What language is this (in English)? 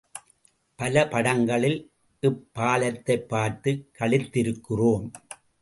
Tamil